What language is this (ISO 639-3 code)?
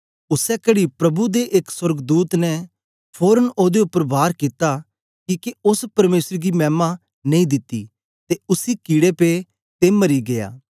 doi